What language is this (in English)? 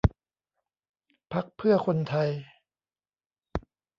Thai